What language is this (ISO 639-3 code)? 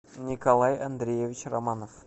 rus